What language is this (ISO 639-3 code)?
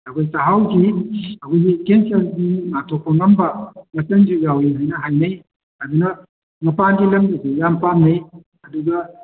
mni